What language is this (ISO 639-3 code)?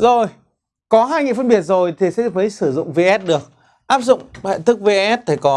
vie